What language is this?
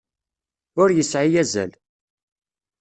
Kabyle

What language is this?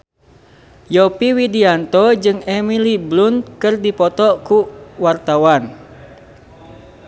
Sundanese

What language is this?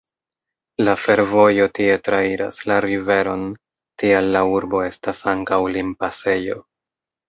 Esperanto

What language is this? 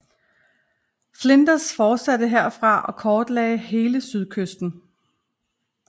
Danish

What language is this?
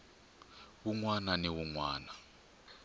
Tsonga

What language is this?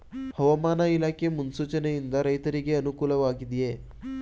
Kannada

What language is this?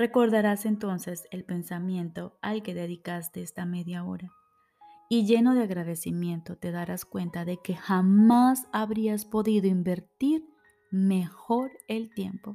Spanish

